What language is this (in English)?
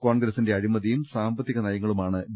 Malayalam